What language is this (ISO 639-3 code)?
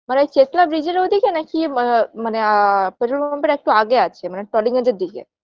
ben